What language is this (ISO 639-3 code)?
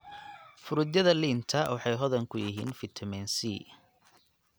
som